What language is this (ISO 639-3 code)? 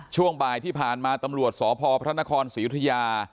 tha